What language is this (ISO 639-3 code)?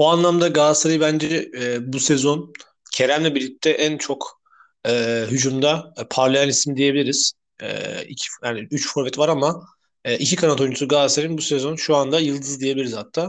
tur